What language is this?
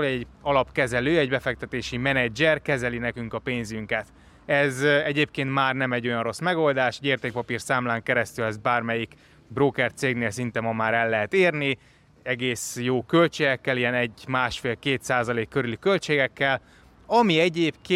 Hungarian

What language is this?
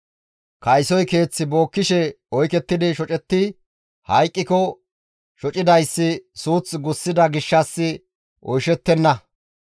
Gamo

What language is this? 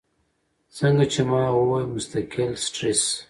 Pashto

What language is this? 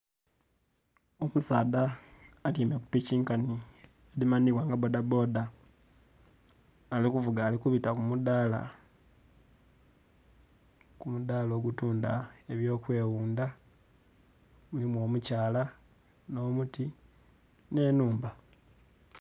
Soga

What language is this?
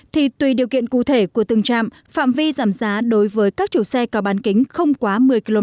Vietnamese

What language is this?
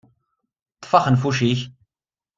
Kabyle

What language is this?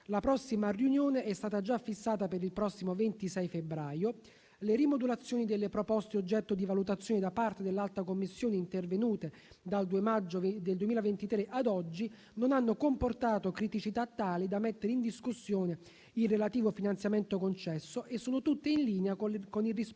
Italian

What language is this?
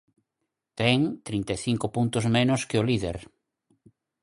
Galician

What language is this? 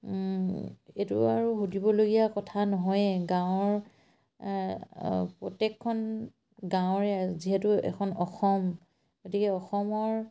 Assamese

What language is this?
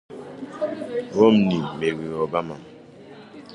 Igbo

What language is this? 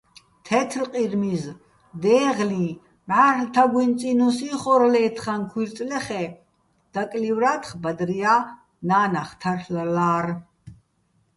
Bats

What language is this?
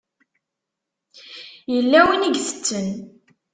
Kabyle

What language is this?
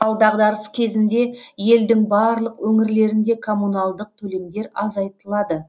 Kazakh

